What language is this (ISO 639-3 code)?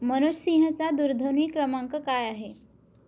mar